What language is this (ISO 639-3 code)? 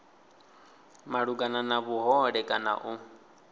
ven